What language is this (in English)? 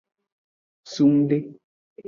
Aja (Benin)